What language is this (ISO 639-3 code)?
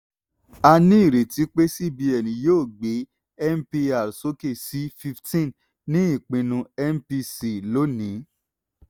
yor